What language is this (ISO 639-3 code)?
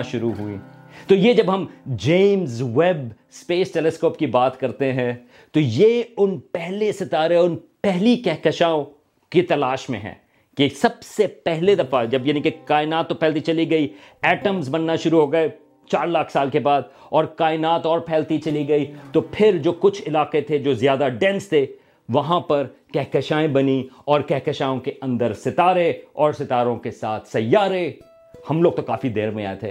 urd